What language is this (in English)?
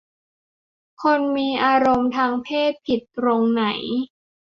Thai